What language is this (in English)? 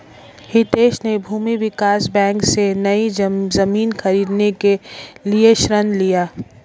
Hindi